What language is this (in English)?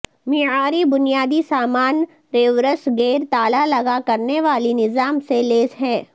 Urdu